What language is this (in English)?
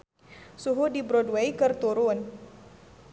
Sundanese